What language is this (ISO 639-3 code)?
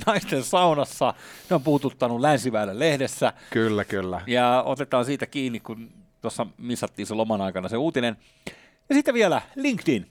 fin